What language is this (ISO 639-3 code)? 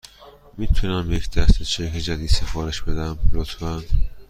fas